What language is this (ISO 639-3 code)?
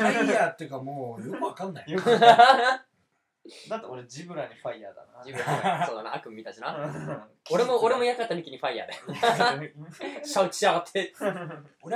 jpn